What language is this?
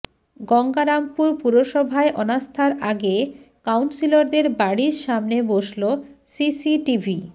Bangla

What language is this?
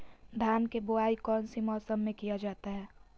Magahi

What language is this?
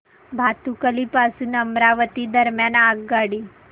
Marathi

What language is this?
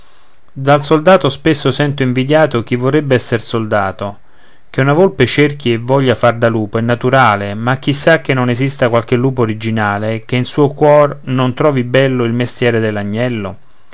Italian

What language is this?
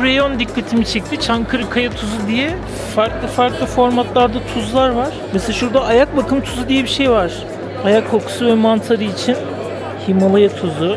Turkish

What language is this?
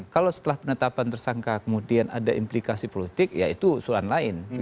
Indonesian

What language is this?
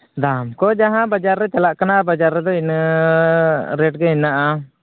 Santali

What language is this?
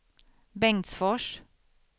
Swedish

